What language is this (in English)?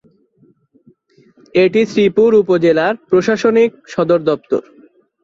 Bangla